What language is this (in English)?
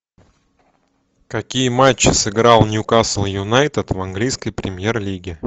Russian